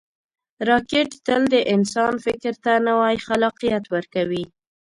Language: Pashto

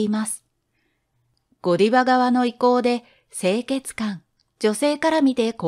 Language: Japanese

